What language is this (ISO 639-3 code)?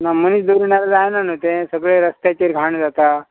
kok